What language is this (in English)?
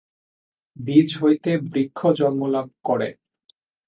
Bangla